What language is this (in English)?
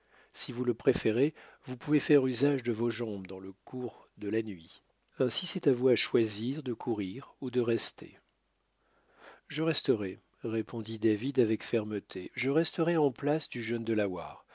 French